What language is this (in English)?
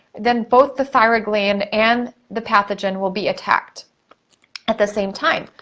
English